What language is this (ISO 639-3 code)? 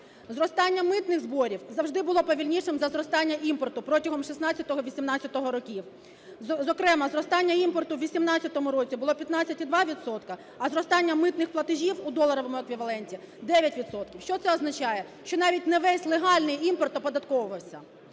ukr